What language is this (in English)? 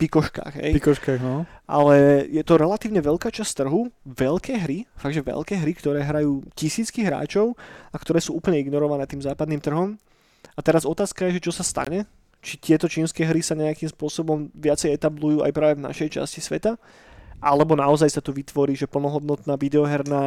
Slovak